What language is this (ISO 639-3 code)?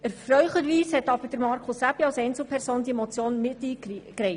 gsw